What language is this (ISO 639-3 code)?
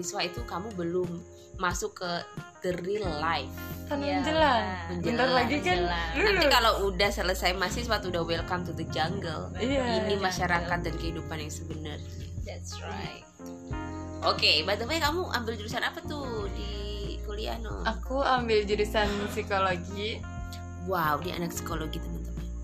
ind